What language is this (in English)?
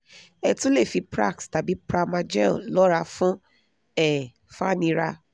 Yoruba